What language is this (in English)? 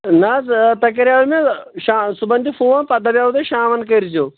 Kashmiri